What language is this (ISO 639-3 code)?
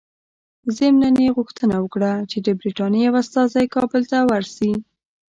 pus